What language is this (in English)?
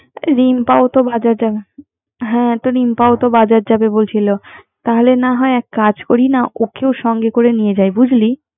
Bangla